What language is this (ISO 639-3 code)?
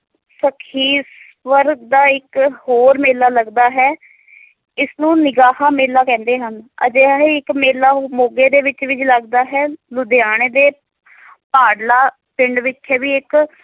pan